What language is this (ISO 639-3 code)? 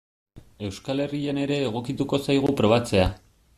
eus